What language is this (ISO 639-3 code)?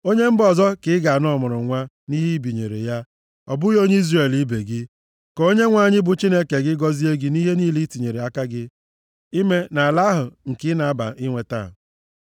ibo